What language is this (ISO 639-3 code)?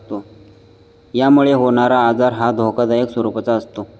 mar